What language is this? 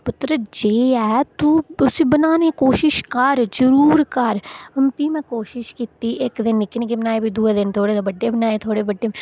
Dogri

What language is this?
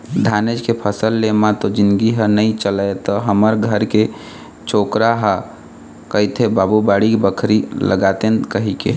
Chhattisgarhi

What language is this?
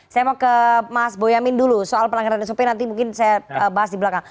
Indonesian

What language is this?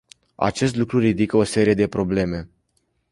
Romanian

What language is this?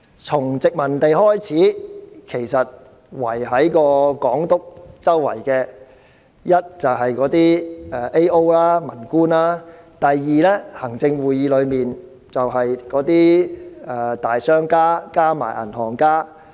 Cantonese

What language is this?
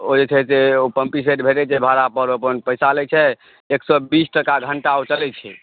Maithili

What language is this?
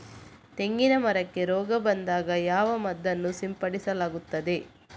Kannada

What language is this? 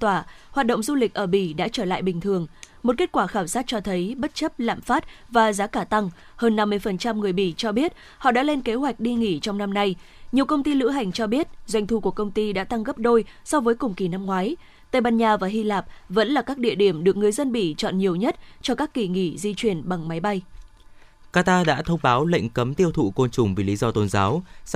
Vietnamese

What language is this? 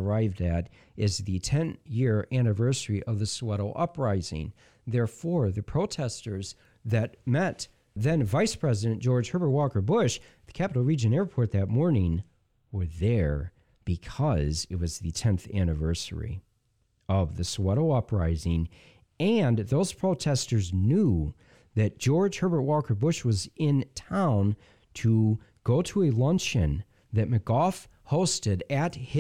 English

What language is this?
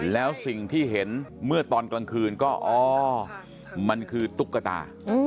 Thai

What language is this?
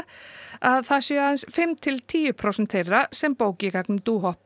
Icelandic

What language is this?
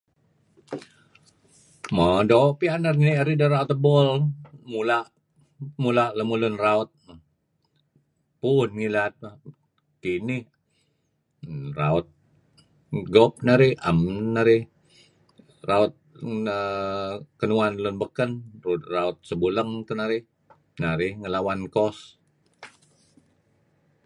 Kelabit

